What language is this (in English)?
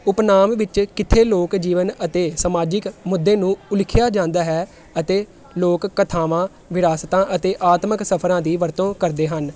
Punjabi